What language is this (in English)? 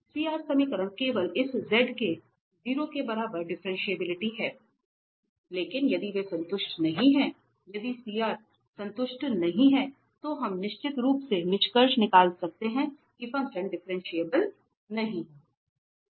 Hindi